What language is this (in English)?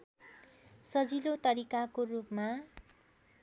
Nepali